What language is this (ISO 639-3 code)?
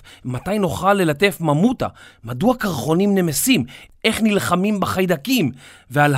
heb